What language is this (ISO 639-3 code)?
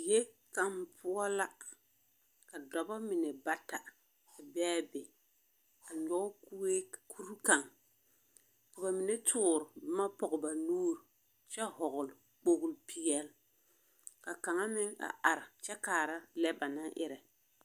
dga